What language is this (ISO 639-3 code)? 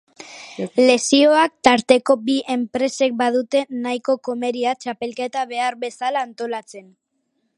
eus